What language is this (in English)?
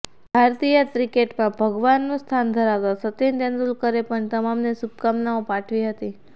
Gujarati